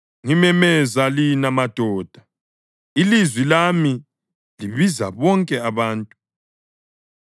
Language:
North Ndebele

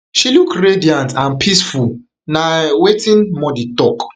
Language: Nigerian Pidgin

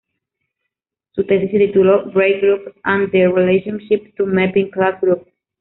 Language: Spanish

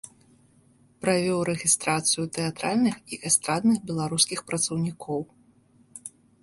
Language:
Belarusian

